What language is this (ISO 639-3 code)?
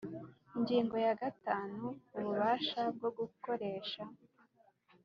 kin